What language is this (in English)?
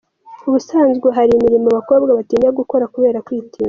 Kinyarwanda